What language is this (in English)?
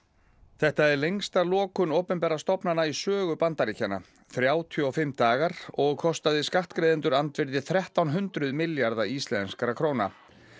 Icelandic